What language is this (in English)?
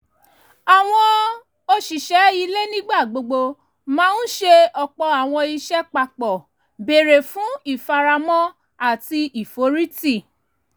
Yoruba